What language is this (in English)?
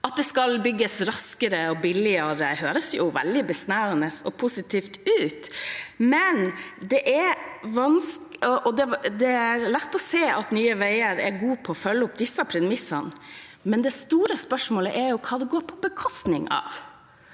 Norwegian